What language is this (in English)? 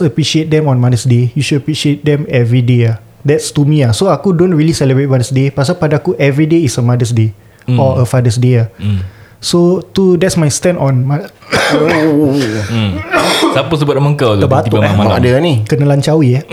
Malay